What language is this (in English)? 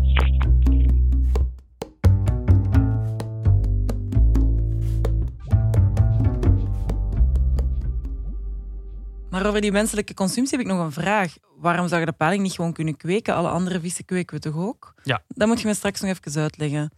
Dutch